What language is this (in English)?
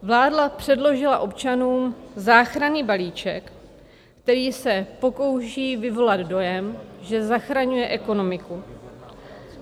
Czech